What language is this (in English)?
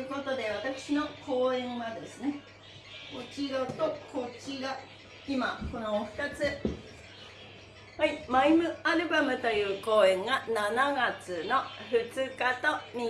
Japanese